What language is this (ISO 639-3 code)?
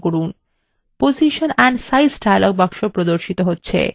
ben